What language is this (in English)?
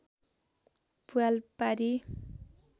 Nepali